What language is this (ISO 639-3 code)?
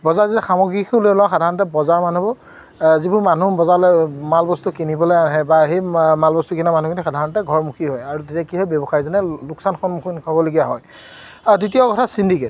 asm